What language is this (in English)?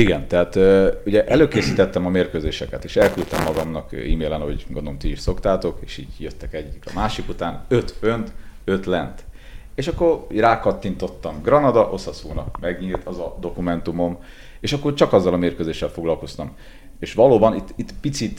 Hungarian